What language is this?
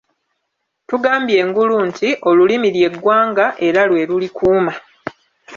Ganda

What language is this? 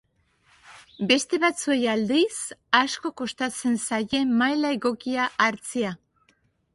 Basque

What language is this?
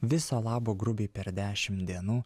Lithuanian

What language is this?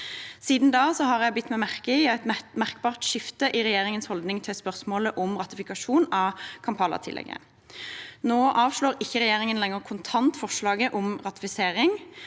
Norwegian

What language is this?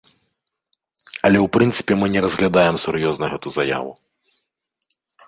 Belarusian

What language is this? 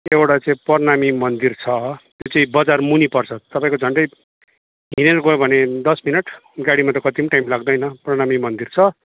Nepali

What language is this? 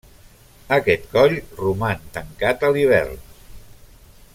Catalan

